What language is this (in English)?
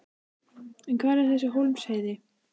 Icelandic